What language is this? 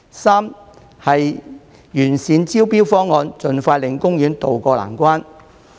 Cantonese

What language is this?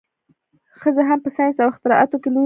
Pashto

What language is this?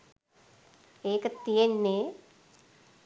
Sinhala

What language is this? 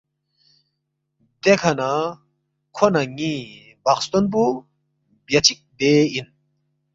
Balti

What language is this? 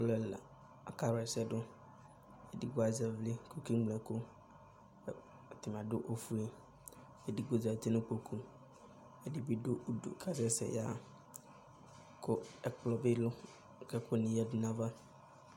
Ikposo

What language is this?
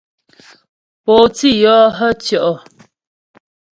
Ghomala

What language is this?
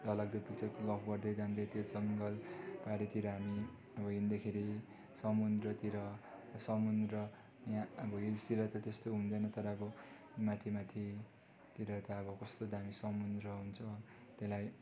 Nepali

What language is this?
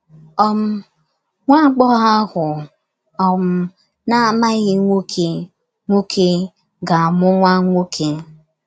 Igbo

